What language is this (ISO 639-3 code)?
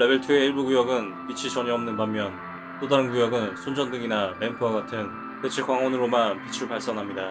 kor